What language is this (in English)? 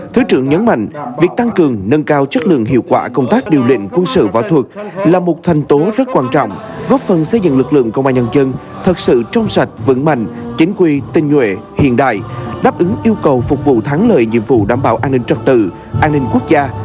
Vietnamese